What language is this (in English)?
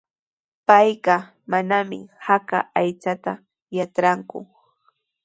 Sihuas Ancash Quechua